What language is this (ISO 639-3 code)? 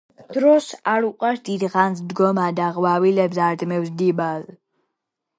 kat